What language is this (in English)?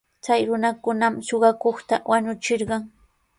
Sihuas Ancash Quechua